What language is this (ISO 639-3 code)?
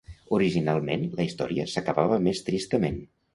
cat